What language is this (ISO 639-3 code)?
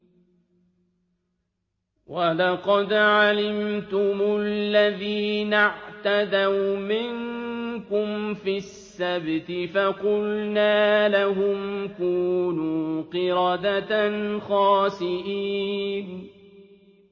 ara